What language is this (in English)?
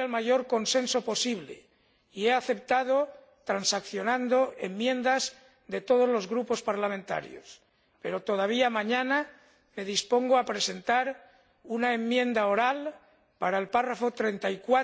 Spanish